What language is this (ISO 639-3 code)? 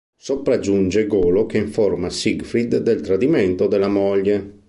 ita